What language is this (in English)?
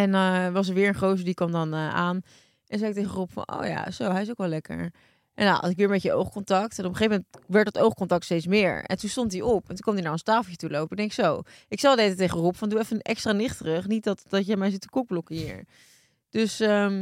Dutch